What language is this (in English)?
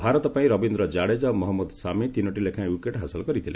Odia